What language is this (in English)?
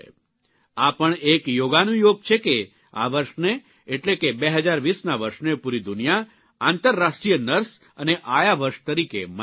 Gujarati